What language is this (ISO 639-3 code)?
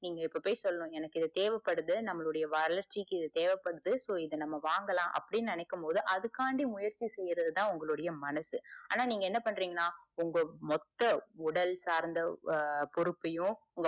tam